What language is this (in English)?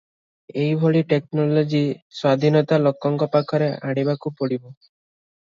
Odia